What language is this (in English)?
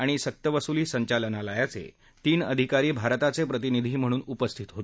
Marathi